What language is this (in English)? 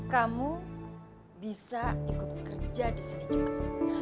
Indonesian